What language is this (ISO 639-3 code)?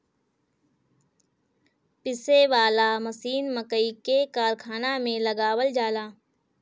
bho